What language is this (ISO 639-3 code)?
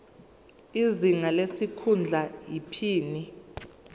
zul